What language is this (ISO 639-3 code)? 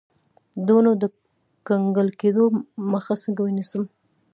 pus